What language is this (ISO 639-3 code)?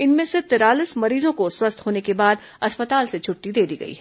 hin